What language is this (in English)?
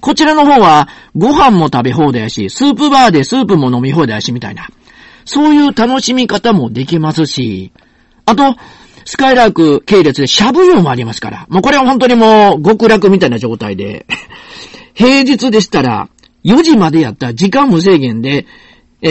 Japanese